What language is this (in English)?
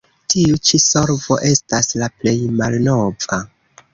Esperanto